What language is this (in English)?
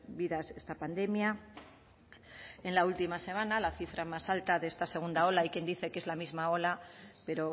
Spanish